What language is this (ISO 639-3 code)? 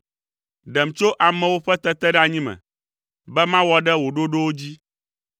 ewe